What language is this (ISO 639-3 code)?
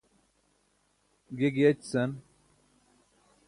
bsk